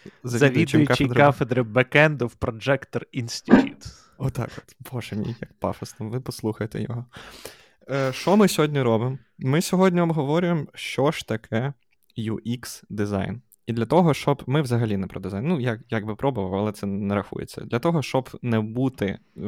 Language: Ukrainian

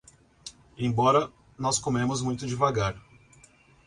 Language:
Portuguese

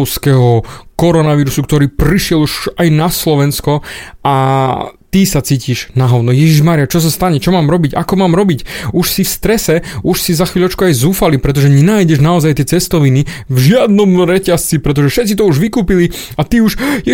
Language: Slovak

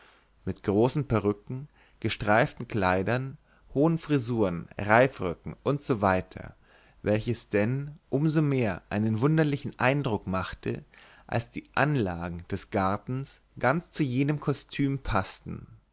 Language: German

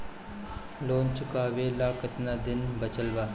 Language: Bhojpuri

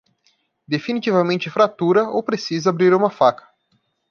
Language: Portuguese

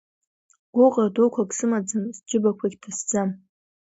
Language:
Abkhazian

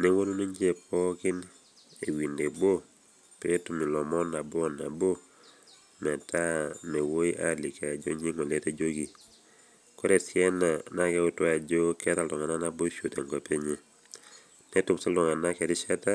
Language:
Masai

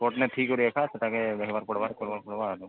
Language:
Odia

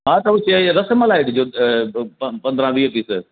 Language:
Sindhi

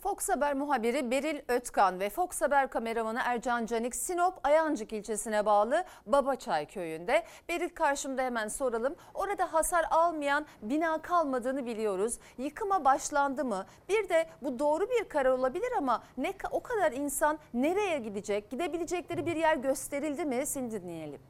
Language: Turkish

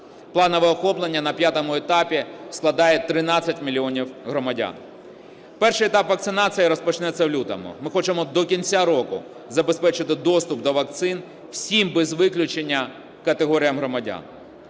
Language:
Ukrainian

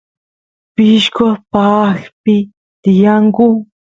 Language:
Santiago del Estero Quichua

